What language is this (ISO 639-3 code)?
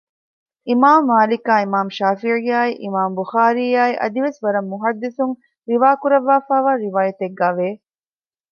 div